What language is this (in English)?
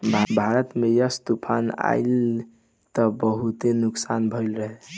Bhojpuri